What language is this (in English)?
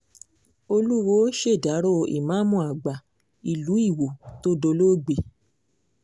Yoruba